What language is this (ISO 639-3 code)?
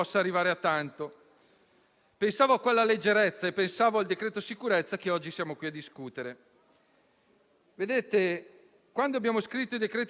ita